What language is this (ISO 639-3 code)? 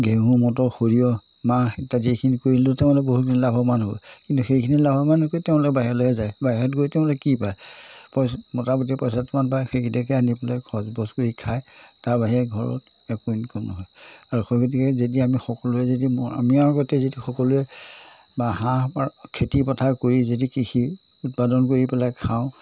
asm